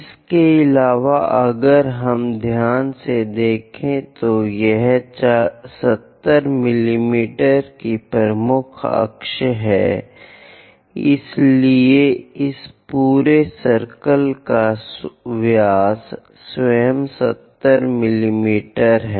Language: Hindi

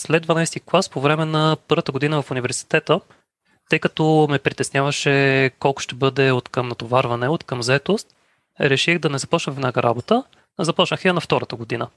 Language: Bulgarian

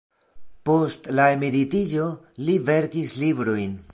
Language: Esperanto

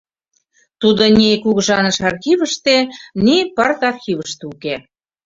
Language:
Mari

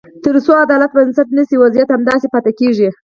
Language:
Pashto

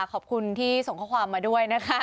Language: Thai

